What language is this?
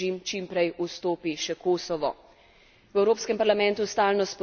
Slovenian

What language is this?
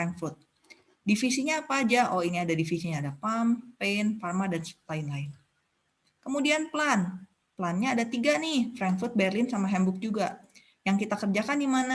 Indonesian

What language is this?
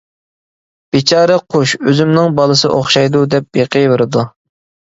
Uyghur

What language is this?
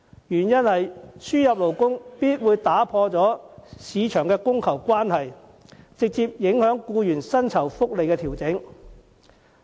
Cantonese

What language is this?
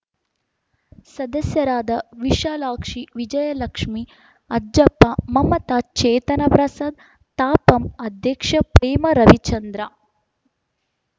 Kannada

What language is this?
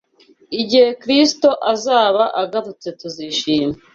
Kinyarwanda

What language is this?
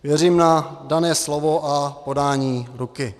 Czech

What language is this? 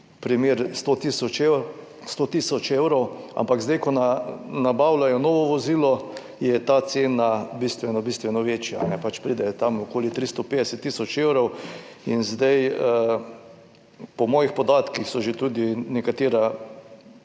Slovenian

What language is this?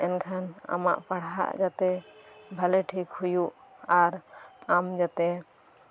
Santali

